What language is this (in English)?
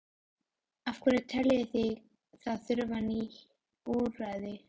Icelandic